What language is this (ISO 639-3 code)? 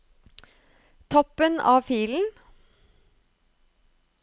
nor